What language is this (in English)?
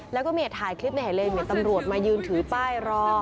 Thai